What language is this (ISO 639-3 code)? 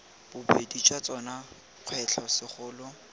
tsn